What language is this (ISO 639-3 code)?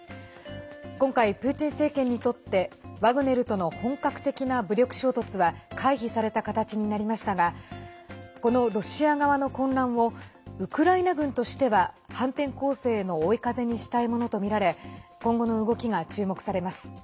jpn